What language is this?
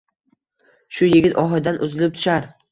Uzbek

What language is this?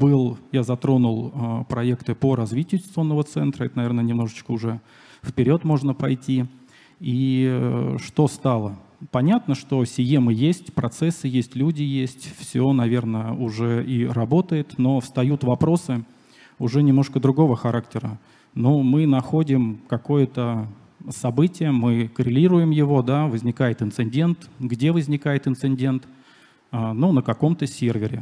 Russian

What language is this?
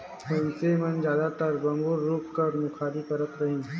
Chhattisgarhi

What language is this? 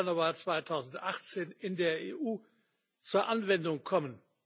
German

